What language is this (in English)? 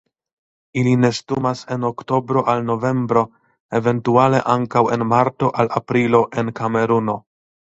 Esperanto